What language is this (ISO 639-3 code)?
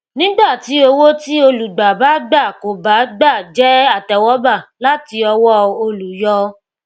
yor